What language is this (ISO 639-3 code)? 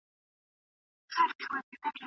pus